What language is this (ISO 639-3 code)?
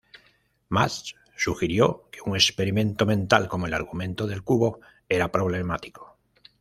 spa